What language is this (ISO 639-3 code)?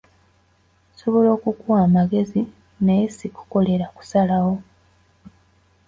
lug